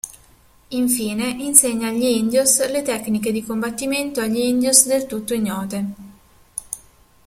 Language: Italian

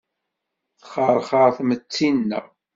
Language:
Kabyle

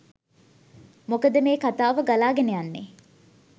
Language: Sinhala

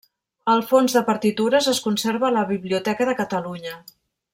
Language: Catalan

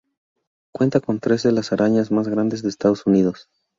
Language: Spanish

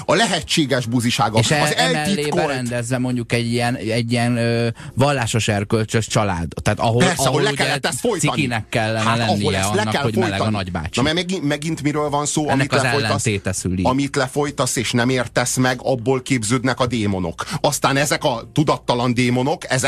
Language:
Hungarian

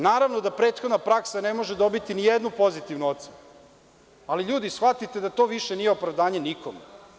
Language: Serbian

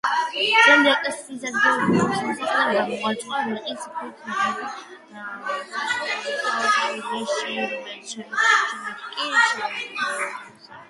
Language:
Georgian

